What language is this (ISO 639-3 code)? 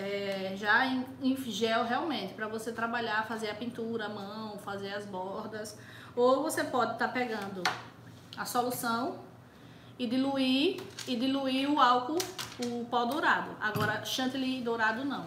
por